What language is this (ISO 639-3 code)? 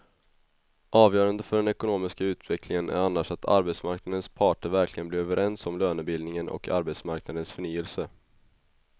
swe